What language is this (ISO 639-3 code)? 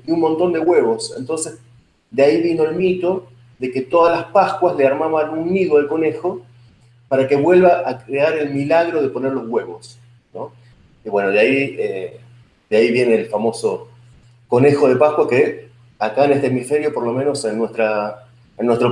spa